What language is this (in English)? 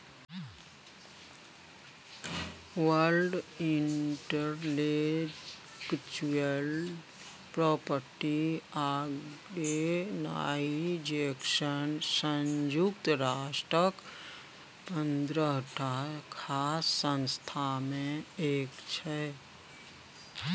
Maithili